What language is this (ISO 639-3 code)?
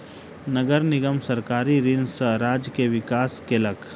mai